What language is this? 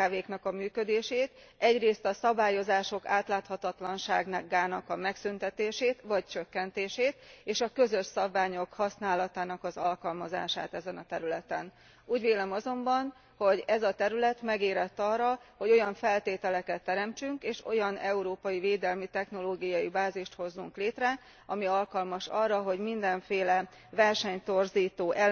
Hungarian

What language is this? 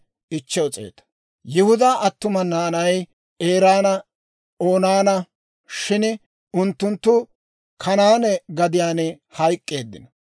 Dawro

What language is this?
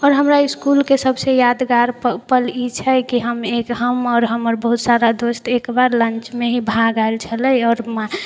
Maithili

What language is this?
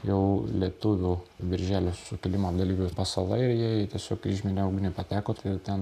Lithuanian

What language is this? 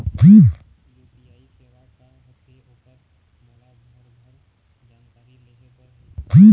Chhattisgarhi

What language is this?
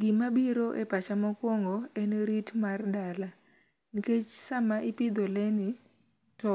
Luo (Kenya and Tanzania)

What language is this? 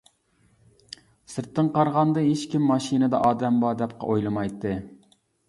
Uyghur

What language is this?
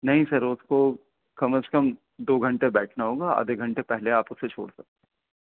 Urdu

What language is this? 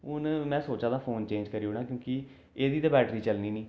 Dogri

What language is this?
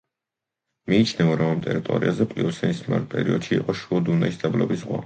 Georgian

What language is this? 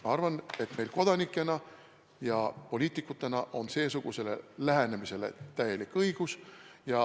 Estonian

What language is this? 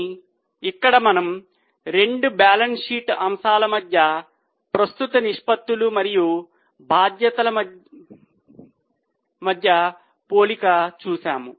Telugu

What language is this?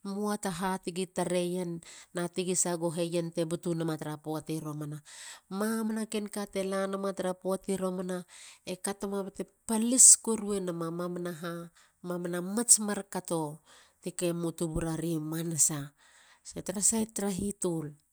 Halia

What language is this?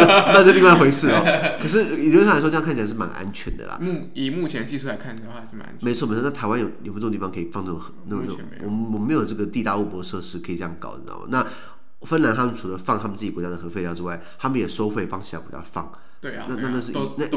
Chinese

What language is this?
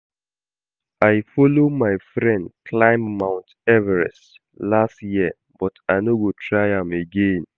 Nigerian Pidgin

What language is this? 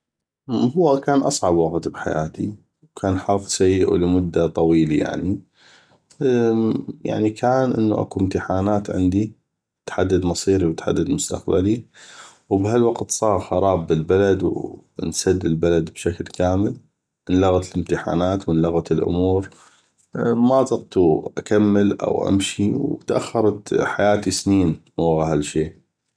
North Mesopotamian Arabic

